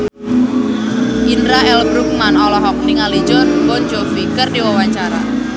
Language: Sundanese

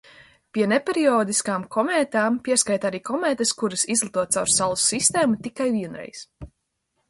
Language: Latvian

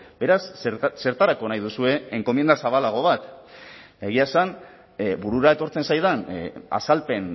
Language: Basque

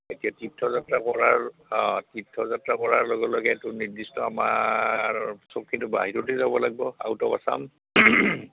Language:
Assamese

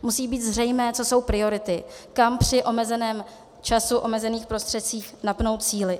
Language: Czech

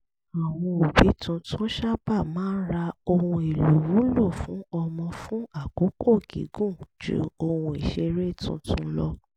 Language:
Yoruba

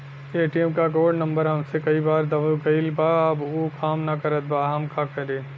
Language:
Bhojpuri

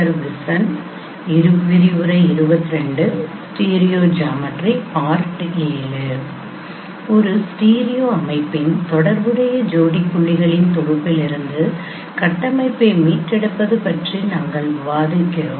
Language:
Tamil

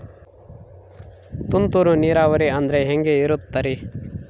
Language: Kannada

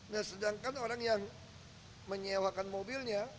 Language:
Indonesian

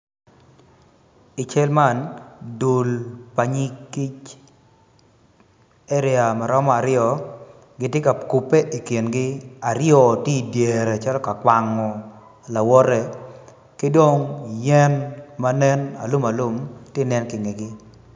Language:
Acoli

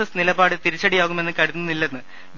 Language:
Malayalam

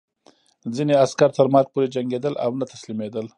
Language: Pashto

